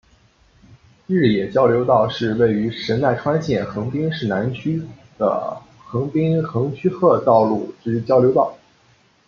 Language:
Chinese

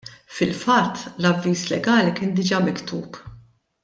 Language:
Maltese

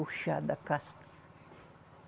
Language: Portuguese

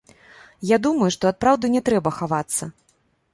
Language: Belarusian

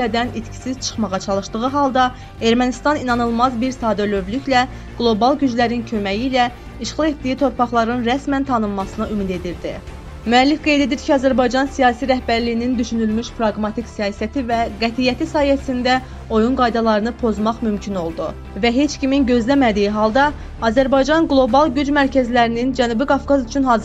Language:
Turkish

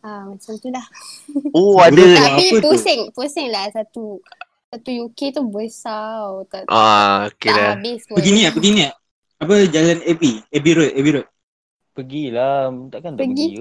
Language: Malay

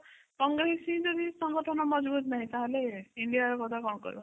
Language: Odia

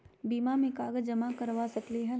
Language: Magahi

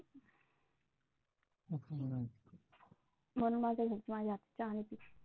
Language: Marathi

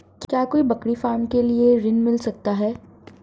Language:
Hindi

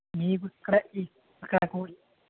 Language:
Telugu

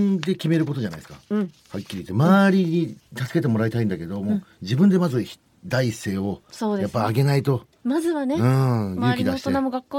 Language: Japanese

